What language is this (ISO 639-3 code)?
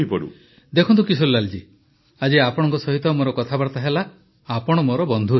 ori